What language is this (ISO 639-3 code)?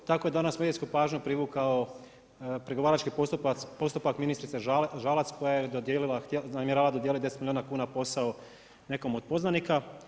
hrv